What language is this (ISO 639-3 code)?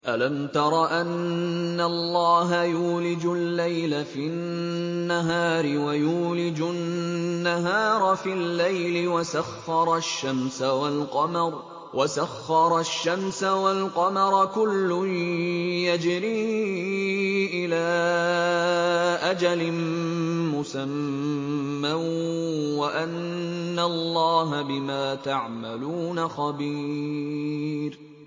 ara